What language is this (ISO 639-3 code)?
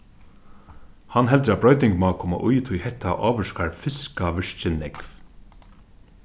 fao